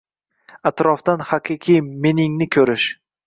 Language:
Uzbek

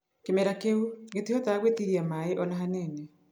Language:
Kikuyu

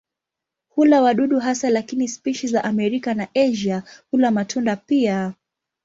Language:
Swahili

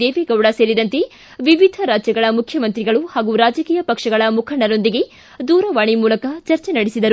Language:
Kannada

